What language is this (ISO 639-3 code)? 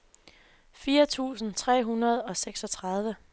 dan